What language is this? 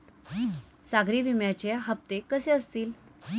Marathi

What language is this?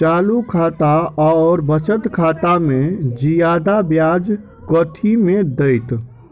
Maithili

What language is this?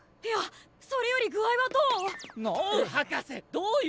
Japanese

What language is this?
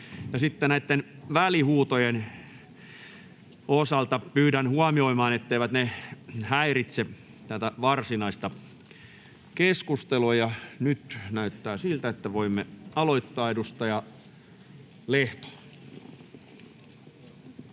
Finnish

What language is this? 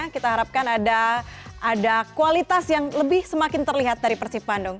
Indonesian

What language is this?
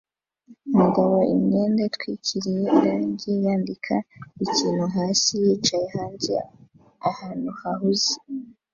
Kinyarwanda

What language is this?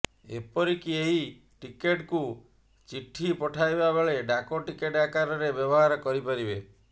Odia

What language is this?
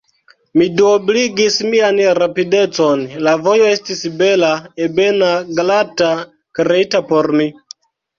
Esperanto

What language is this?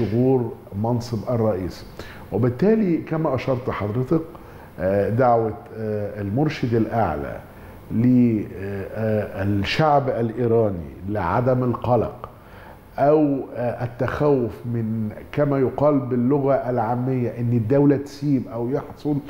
Arabic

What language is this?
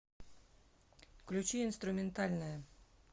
Russian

